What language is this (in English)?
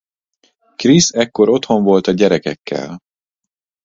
Hungarian